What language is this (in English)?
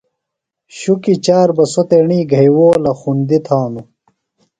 Phalura